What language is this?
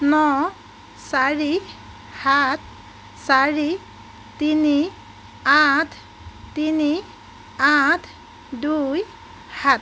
Assamese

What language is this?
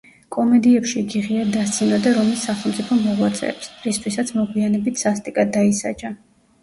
Georgian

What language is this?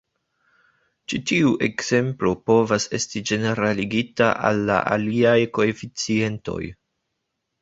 Esperanto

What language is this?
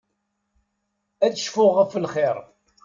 Kabyle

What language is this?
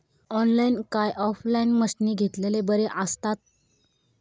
Marathi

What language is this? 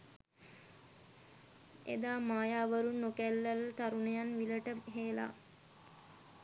Sinhala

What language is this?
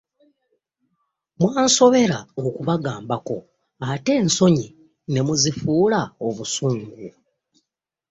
Ganda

